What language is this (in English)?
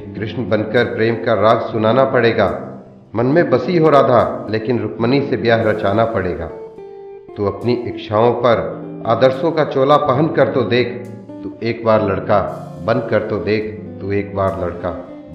Hindi